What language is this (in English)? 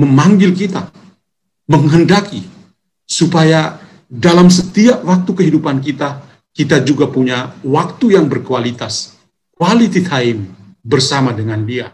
Indonesian